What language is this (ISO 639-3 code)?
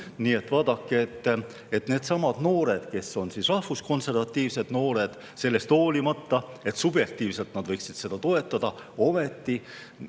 est